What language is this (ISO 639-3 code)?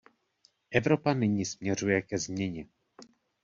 ces